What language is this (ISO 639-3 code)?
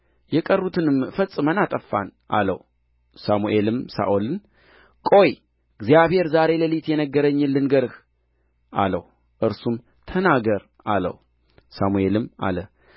amh